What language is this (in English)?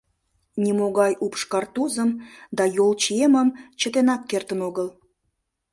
Mari